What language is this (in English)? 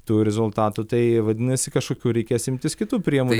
Lithuanian